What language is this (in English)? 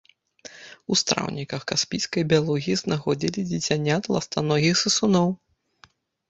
Belarusian